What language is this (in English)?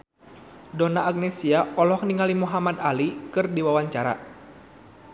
Sundanese